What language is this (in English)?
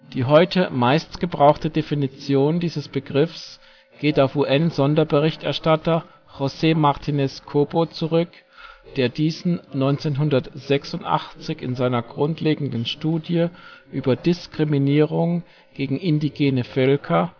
German